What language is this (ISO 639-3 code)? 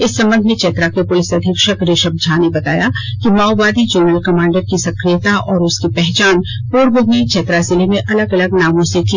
hin